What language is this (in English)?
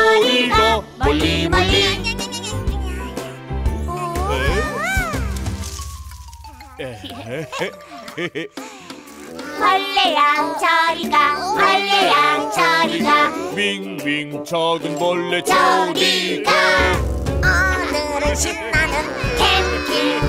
Korean